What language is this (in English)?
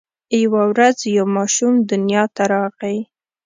Pashto